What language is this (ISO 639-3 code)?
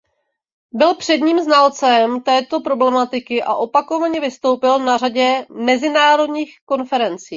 ces